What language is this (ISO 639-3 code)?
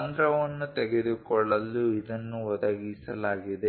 kan